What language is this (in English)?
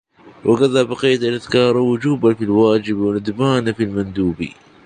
Arabic